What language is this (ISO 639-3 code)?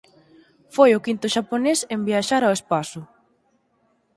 glg